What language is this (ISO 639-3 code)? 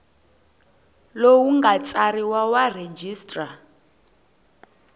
tso